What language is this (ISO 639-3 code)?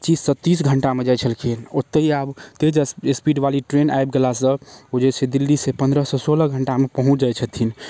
mai